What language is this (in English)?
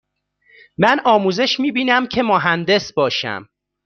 Persian